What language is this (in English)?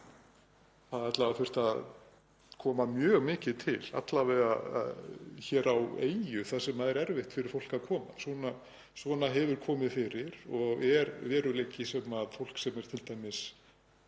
Icelandic